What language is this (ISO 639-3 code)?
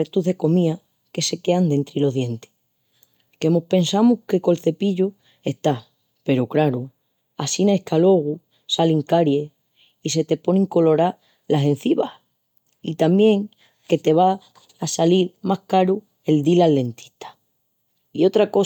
ext